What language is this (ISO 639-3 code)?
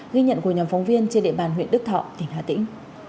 vie